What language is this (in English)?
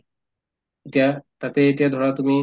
Assamese